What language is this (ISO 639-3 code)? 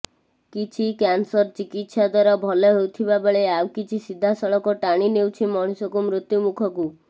ori